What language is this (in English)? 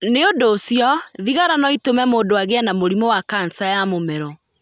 Kikuyu